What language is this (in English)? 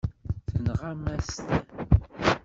Kabyle